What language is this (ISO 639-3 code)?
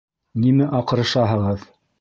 bak